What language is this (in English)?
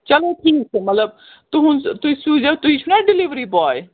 Kashmiri